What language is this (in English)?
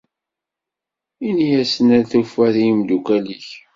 Kabyle